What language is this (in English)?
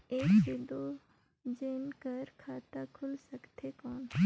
Chhattisgarhi